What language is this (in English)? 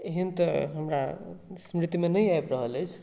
Maithili